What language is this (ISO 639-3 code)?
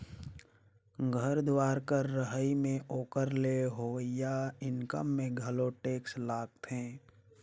hne